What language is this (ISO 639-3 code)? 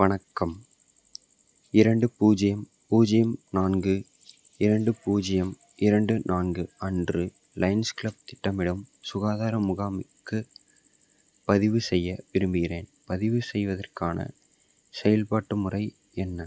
tam